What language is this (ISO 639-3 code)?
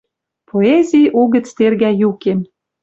mrj